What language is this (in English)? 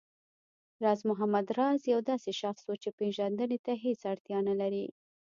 Pashto